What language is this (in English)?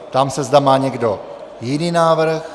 Czech